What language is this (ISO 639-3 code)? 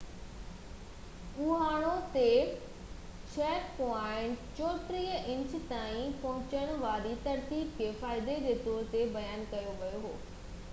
snd